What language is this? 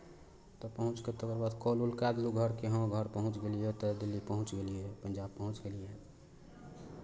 Maithili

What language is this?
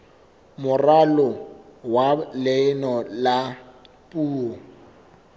Southern Sotho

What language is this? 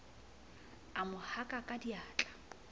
Southern Sotho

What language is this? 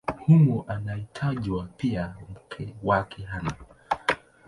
Swahili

